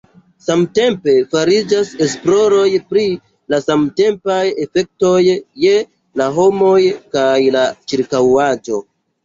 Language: Esperanto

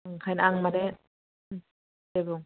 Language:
Bodo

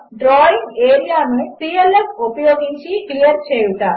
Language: Telugu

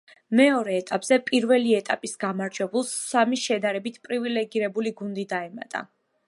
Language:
Georgian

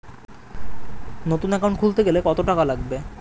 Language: Bangla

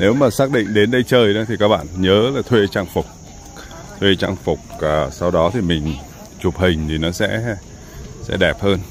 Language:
Vietnamese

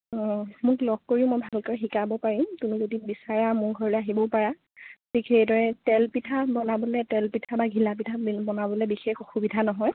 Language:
Assamese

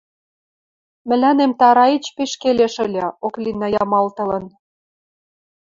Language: Western Mari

